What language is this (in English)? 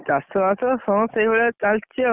Odia